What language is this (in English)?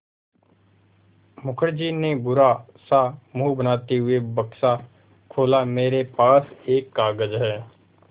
Hindi